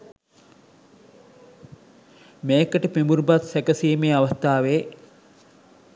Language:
Sinhala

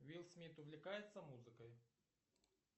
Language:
Russian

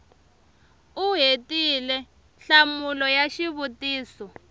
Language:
Tsonga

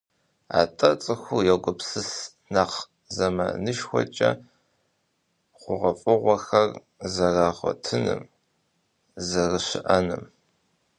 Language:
Kabardian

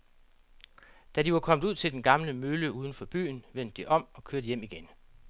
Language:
Danish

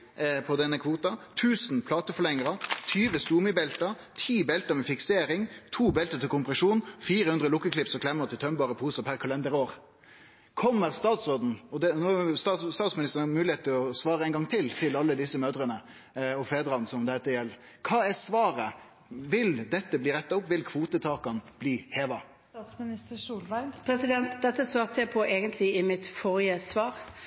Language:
Norwegian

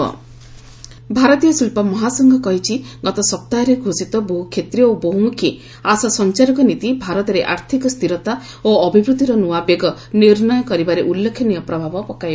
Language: Odia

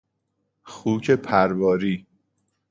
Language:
Persian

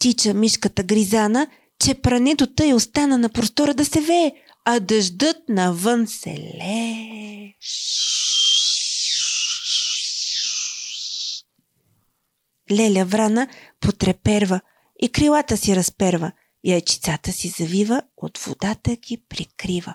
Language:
Bulgarian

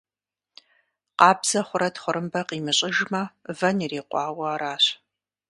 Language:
Kabardian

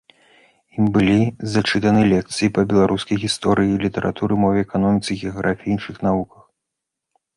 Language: Belarusian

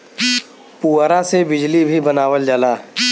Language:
Bhojpuri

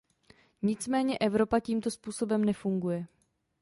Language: Czech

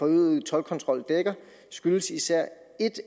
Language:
Danish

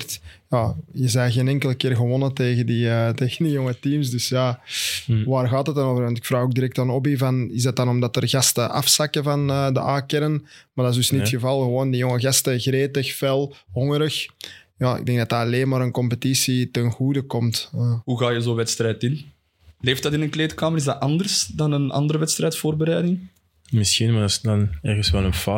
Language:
Dutch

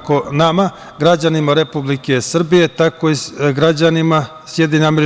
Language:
Serbian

